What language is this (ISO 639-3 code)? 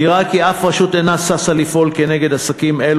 heb